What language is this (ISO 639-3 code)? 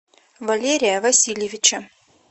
rus